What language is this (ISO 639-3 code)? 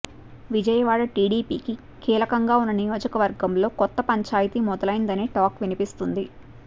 tel